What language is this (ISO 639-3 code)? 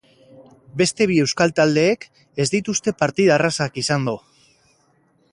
eus